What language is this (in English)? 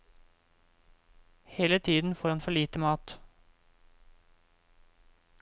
Norwegian